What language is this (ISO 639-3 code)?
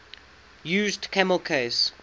eng